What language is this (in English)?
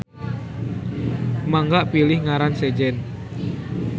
Sundanese